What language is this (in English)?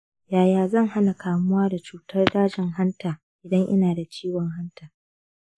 Hausa